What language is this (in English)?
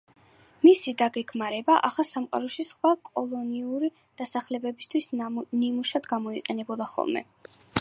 Georgian